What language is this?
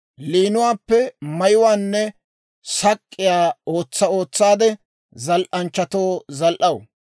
Dawro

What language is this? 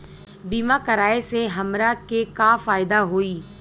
Bhojpuri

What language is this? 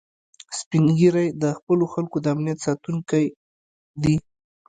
Pashto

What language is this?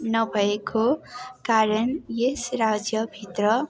Nepali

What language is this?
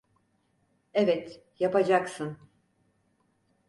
Turkish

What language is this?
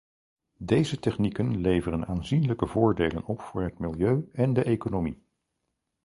Dutch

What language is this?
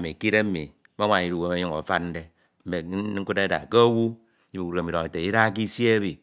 Ito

